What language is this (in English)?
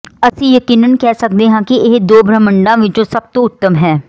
Punjabi